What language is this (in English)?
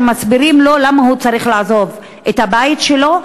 Hebrew